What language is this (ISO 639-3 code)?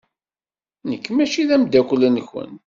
kab